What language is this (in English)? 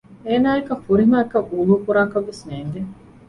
Divehi